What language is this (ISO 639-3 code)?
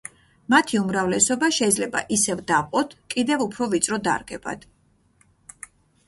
kat